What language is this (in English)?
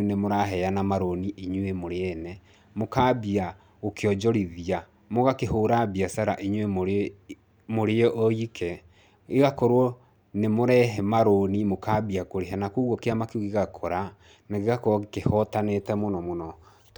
Kikuyu